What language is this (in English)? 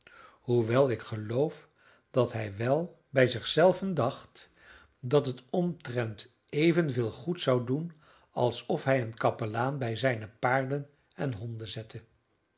Dutch